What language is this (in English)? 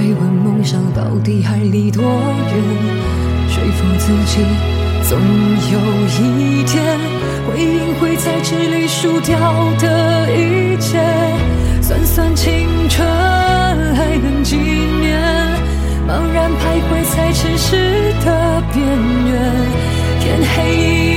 Chinese